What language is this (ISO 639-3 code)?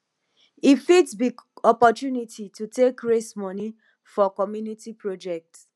pcm